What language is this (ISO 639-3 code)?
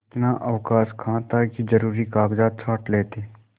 hin